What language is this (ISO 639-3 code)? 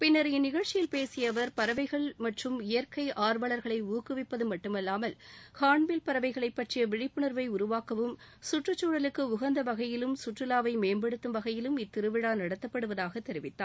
tam